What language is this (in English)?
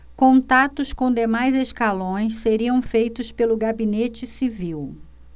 Portuguese